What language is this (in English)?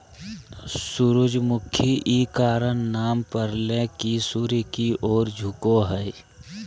Magahi